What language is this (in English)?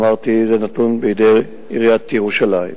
Hebrew